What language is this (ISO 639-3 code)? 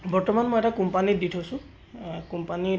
asm